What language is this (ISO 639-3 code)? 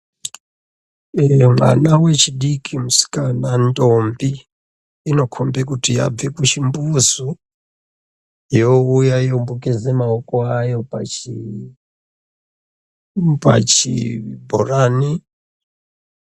ndc